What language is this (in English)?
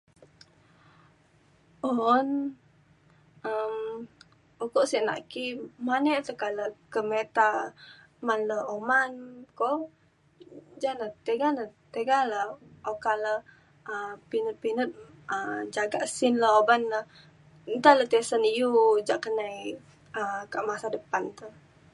Mainstream Kenyah